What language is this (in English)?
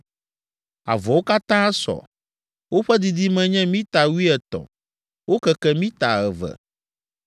Ewe